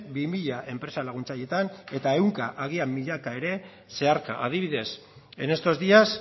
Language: Basque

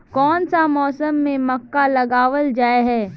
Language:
Magahi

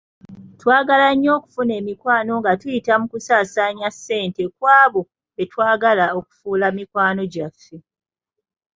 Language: Ganda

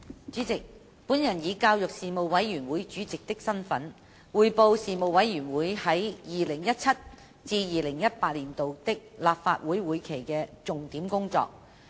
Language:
Cantonese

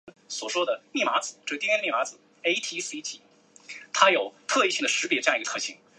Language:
Chinese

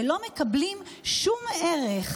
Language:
Hebrew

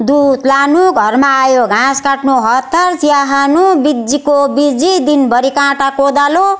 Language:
Nepali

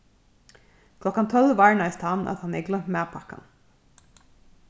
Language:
Faroese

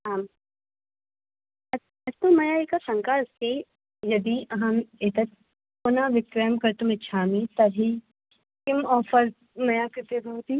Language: Sanskrit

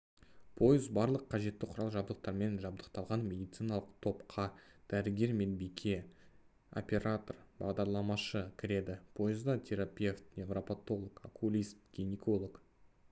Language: Kazakh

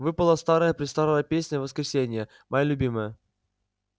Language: Russian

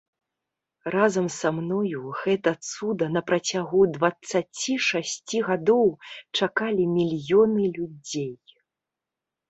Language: Belarusian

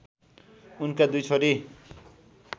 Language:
Nepali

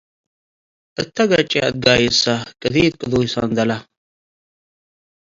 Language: Tigre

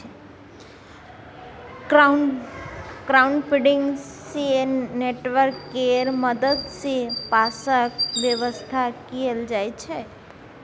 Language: Maithili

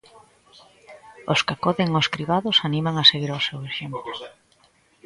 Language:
Galician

